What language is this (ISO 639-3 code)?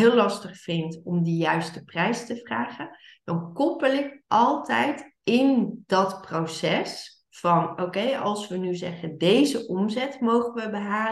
nld